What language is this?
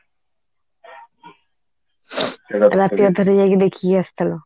Odia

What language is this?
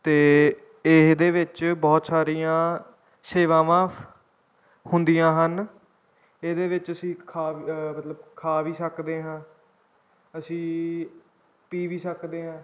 Punjabi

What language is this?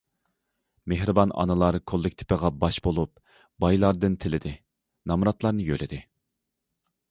Uyghur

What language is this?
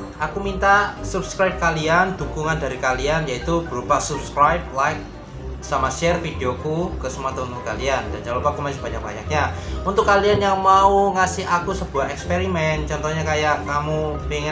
Indonesian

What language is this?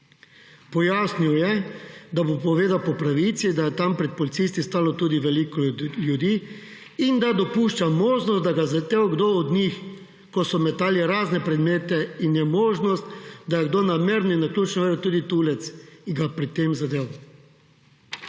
Slovenian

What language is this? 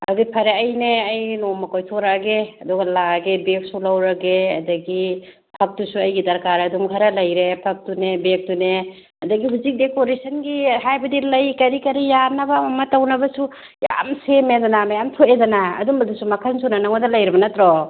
Manipuri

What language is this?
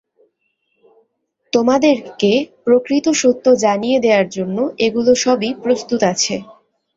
Bangla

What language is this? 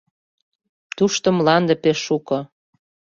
Mari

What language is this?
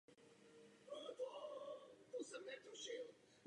Czech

